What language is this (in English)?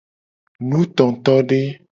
Gen